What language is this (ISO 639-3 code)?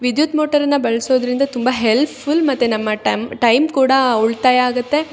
kan